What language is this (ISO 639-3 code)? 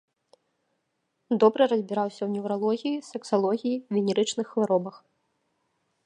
bel